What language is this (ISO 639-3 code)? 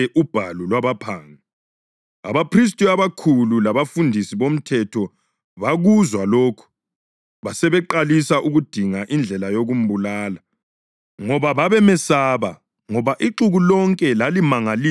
nde